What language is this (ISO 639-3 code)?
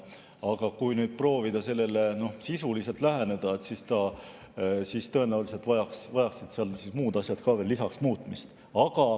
est